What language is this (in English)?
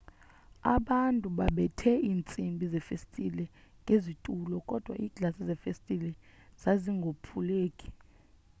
Xhosa